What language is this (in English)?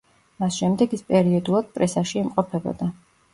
Georgian